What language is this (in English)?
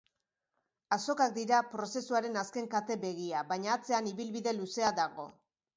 Basque